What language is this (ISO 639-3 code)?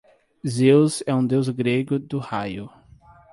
por